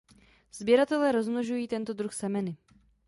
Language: Czech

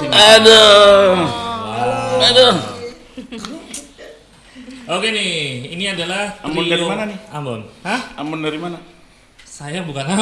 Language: Indonesian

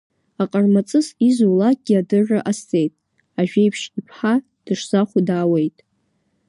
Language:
Abkhazian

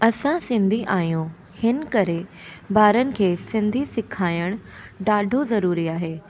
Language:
Sindhi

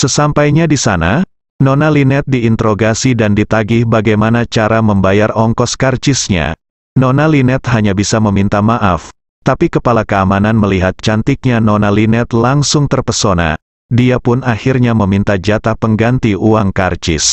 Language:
Indonesian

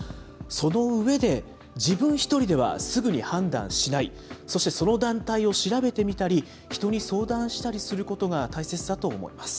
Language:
Japanese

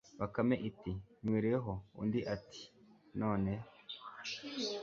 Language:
Kinyarwanda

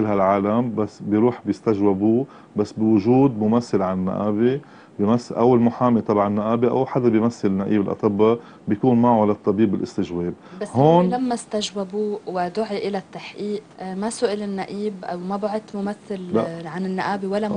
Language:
Arabic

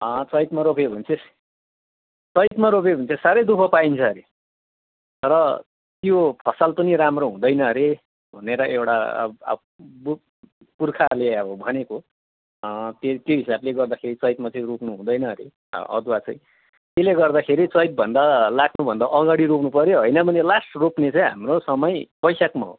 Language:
Nepali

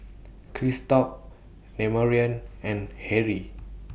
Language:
English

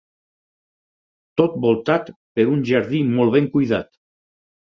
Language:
Catalan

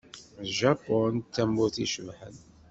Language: Kabyle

